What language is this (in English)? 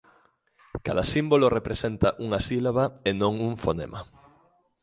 Galician